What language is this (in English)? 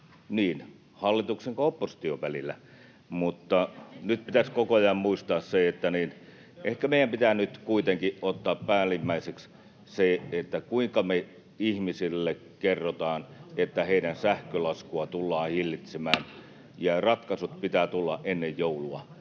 Finnish